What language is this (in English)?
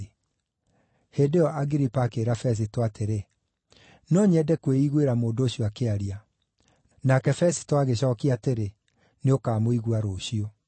Kikuyu